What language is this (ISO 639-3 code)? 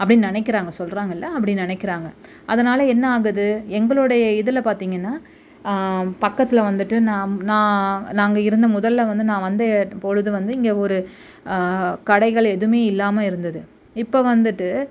tam